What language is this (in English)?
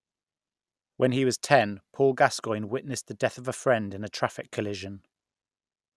English